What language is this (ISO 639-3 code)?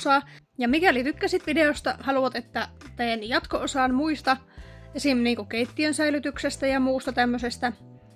fin